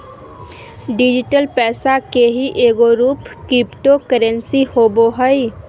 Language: Magahi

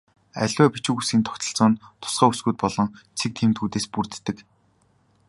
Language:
Mongolian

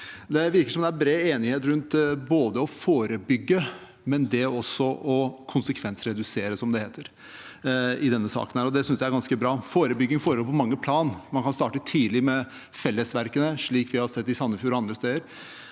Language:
Norwegian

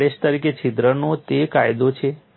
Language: Gujarati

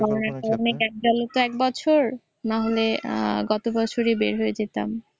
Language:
Bangla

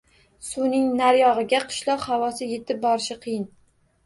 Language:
Uzbek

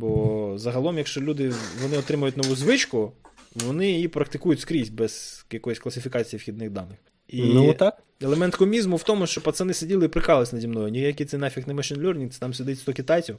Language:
Ukrainian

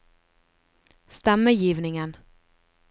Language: Norwegian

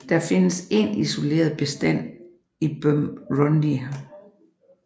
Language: Danish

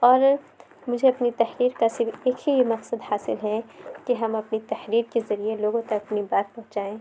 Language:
Urdu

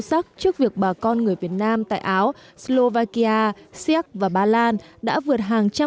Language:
Vietnamese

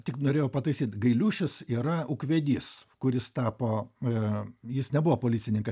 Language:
Lithuanian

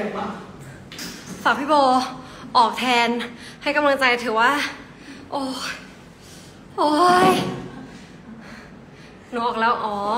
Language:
Thai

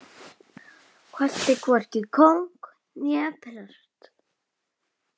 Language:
Icelandic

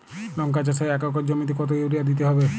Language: Bangla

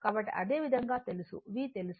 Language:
Telugu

